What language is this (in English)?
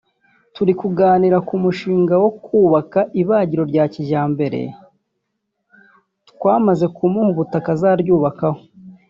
Kinyarwanda